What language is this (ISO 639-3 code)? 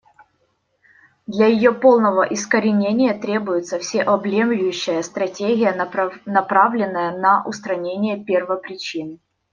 rus